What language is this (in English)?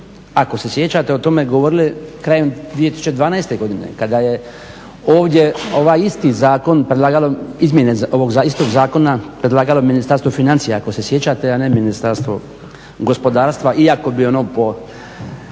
Croatian